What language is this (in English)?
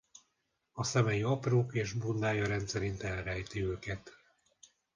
Hungarian